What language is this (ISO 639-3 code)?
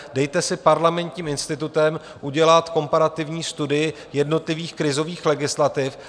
ces